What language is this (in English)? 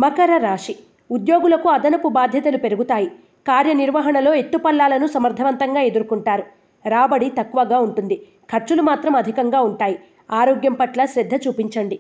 Telugu